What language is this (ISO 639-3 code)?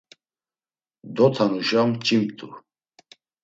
lzz